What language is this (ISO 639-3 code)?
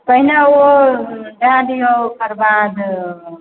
mai